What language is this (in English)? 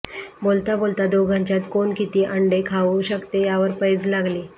Marathi